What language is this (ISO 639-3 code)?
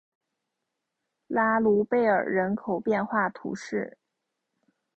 zho